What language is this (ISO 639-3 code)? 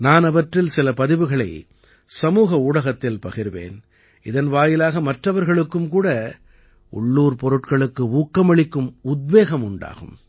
tam